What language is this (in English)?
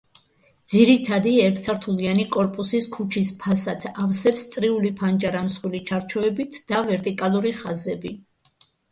Georgian